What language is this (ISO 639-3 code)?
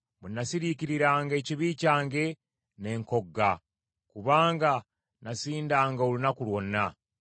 lug